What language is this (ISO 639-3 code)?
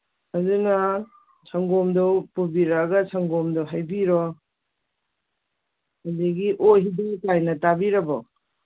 mni